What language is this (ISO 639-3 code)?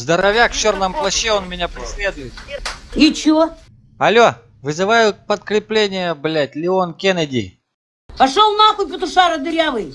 rus